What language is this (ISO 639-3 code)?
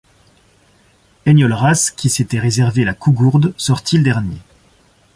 fra